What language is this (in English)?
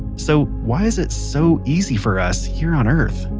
English